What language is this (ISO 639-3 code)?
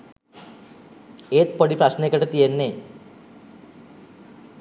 sin